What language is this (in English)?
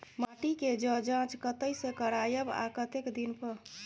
Maithili